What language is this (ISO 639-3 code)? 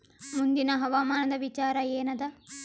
kan